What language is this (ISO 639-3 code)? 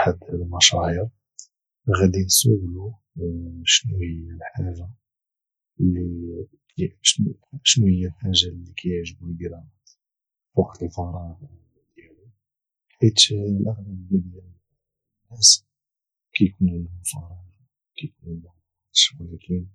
ary